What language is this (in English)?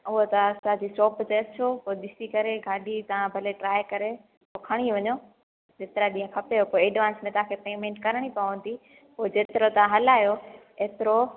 Sindhi